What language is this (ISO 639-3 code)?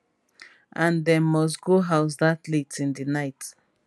pcm